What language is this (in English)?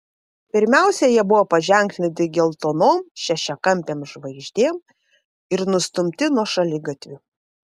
Lithuanian